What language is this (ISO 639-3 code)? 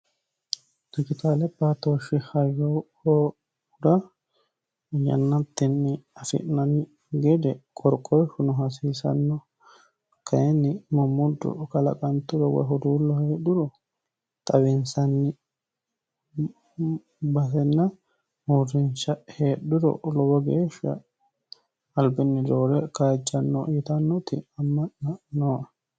sid